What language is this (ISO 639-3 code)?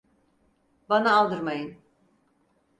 tur